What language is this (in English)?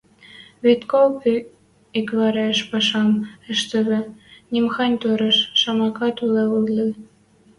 Western Mari